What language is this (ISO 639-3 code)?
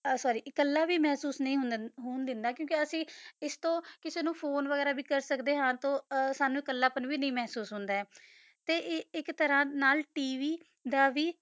pan